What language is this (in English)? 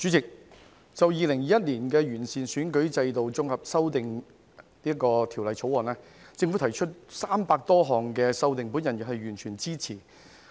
Cantonese